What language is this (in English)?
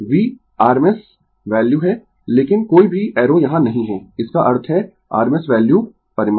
Hindi